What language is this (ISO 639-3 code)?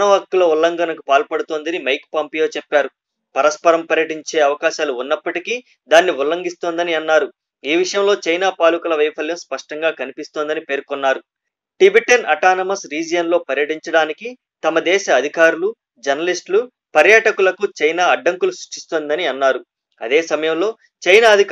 hin